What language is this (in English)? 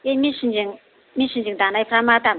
Bodo